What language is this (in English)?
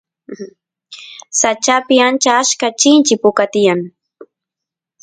Santiago del Estero Quichua